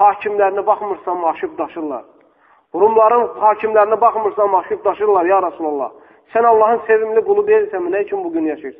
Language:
Turkish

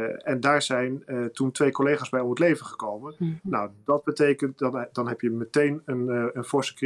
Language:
Dutch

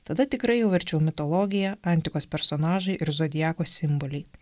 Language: Lithuanian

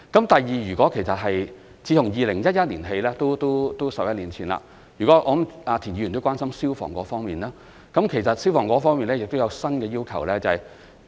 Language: Cantonese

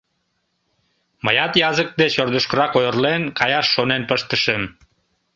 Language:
Mari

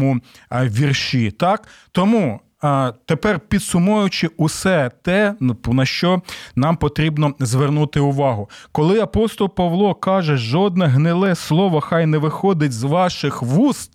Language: Ukrainian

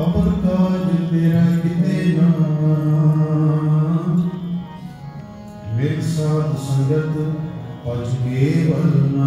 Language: Punjabi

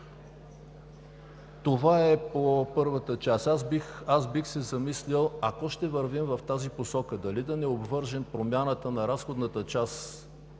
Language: Bulgarian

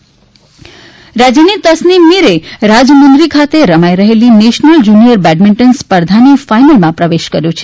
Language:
Gujarati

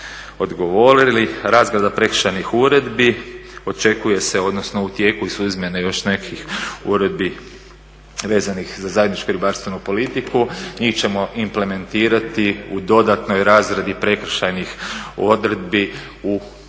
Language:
Croatian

